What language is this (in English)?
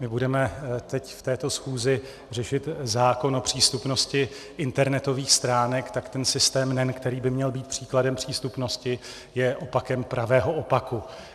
Czech